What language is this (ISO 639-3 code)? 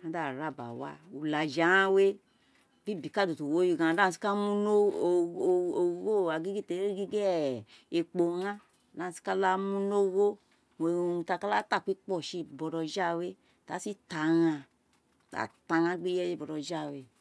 its